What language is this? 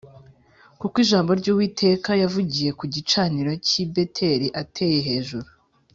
Kinyarwanda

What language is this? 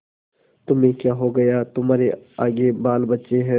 Hindi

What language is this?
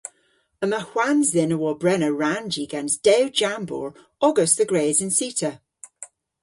Cornish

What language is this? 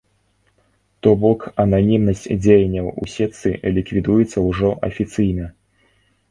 Belarusian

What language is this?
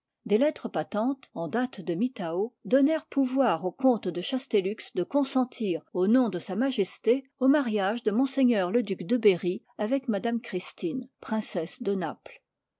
French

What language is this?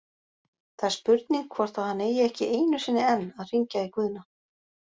Icelandic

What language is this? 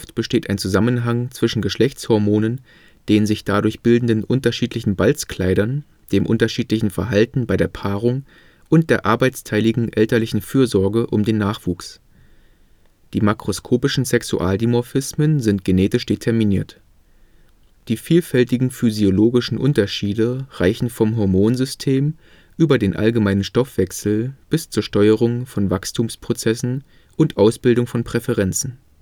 German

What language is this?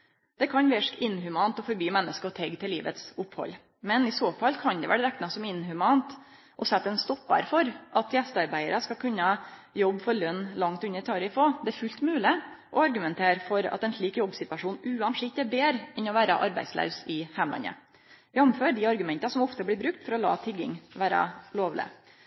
Norwegian Nynorsk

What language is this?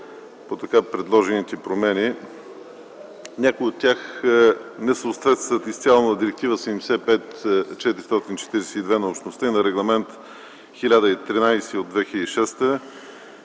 Bulgarian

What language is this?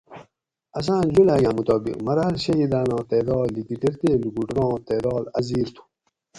Gawri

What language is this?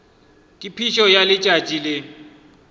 Northern Sotho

